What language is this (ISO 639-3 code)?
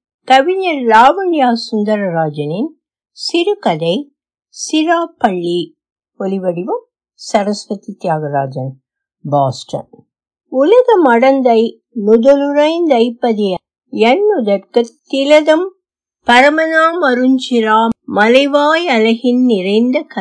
tam